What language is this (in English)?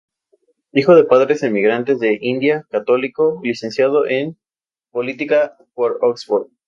Spanish